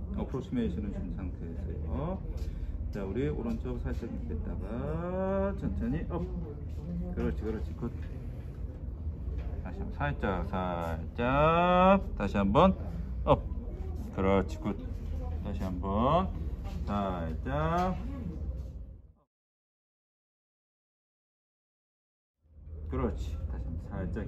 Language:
Korean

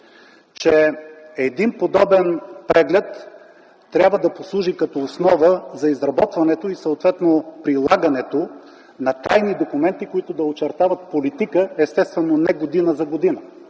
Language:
Bulgarian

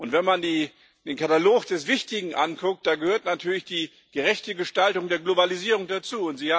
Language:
German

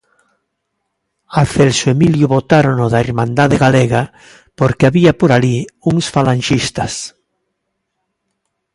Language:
Galician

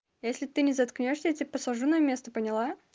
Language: Russian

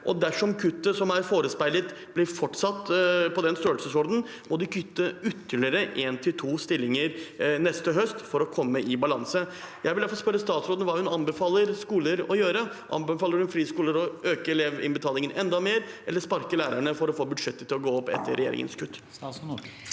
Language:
Norwegian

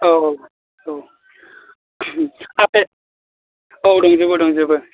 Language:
Bodo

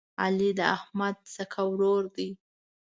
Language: Pashto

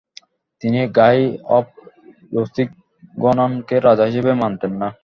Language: Bangla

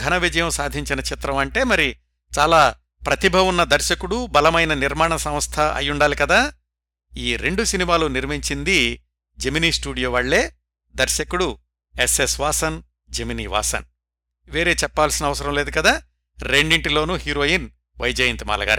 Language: Telugu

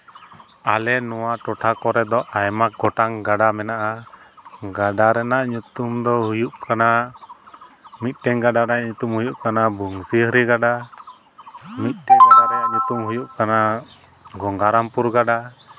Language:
Santali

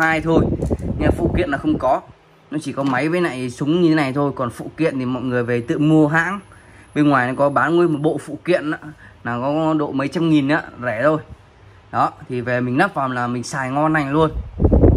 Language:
Vietnamese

